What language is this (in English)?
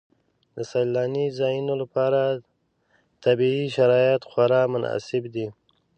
Pashto